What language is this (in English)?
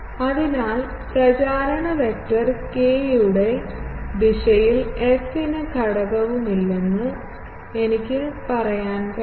Malayalam